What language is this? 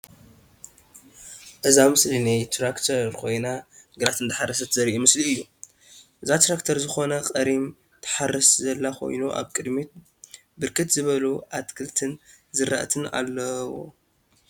Tigrinya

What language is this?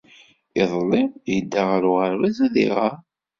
Kabyle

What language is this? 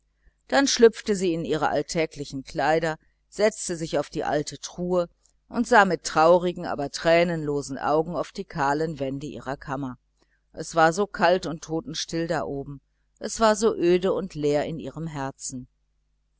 German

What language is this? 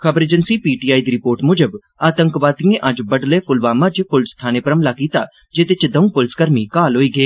Dogri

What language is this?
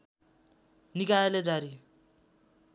Nepali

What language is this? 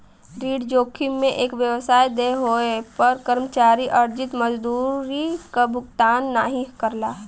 Bhojpuri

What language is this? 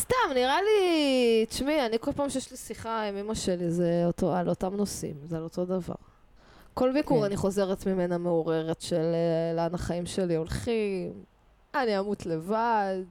Hebrew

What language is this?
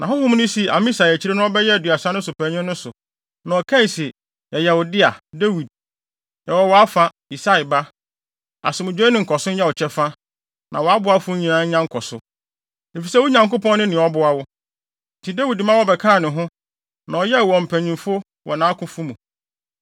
Akan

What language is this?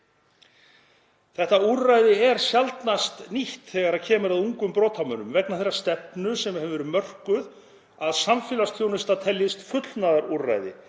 Icelandic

